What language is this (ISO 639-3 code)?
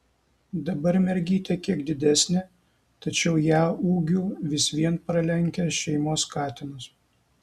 lit